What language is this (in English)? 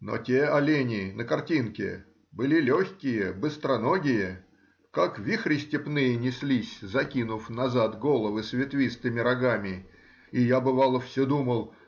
Russian